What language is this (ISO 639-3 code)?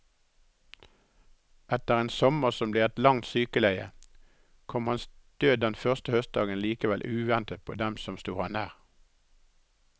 nor